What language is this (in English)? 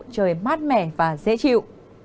Vietnamese